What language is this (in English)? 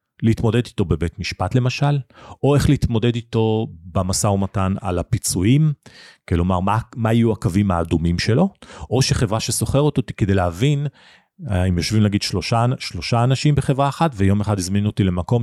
Hebrew